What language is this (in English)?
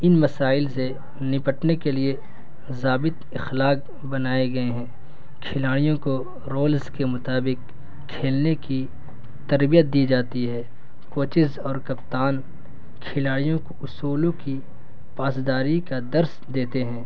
Urdu